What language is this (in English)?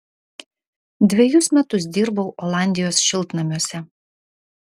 Lithuanian